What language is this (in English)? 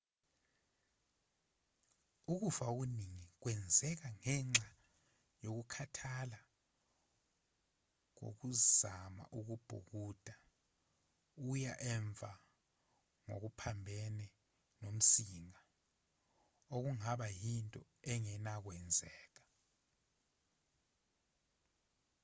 Zulu